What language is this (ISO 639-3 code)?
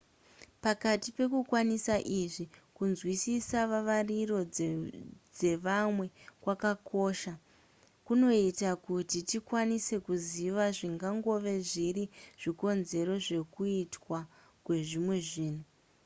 sna